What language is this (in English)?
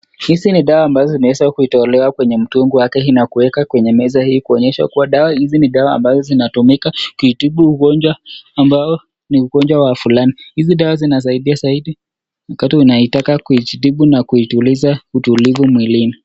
Swahili